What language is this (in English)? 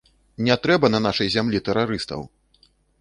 Belarusian